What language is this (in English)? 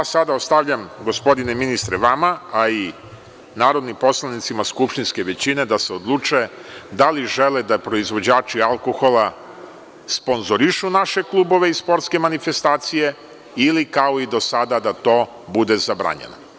Serbian